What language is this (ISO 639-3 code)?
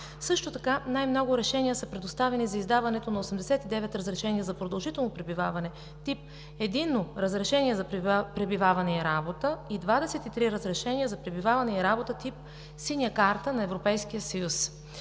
bul